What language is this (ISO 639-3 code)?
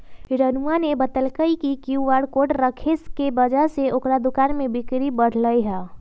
mag